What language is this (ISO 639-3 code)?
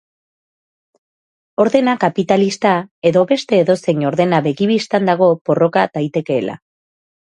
eus